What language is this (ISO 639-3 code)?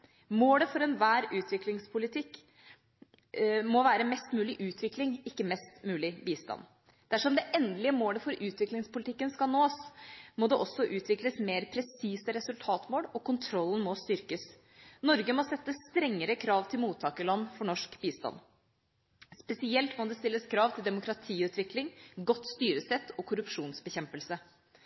nob